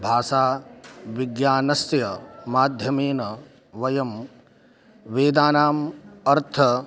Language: Sanskrit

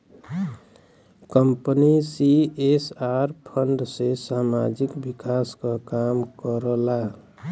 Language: Bhojpuri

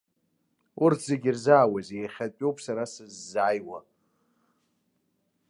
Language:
Abkhazian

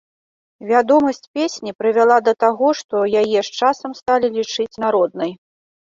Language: Belarusian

